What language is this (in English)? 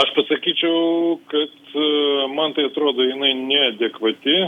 Lithuanian